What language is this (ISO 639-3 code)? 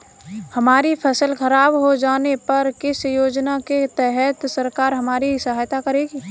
hin